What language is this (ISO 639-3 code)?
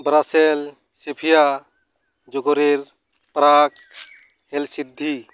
sat